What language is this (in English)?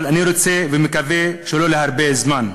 Hebrew